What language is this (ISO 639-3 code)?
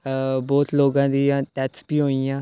doi